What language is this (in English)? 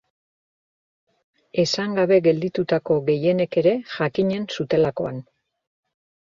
Basque